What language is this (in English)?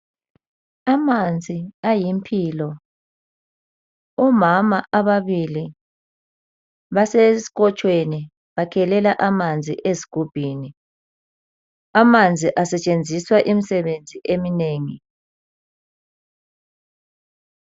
North Ndebele